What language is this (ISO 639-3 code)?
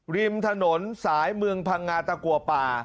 tha